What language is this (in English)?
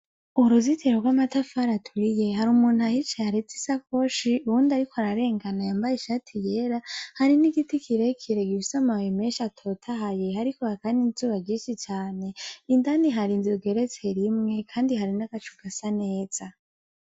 Rundi